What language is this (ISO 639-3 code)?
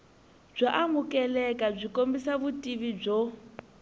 tso